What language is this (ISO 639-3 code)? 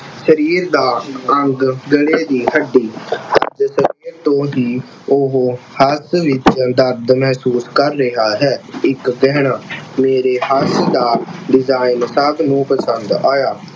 pan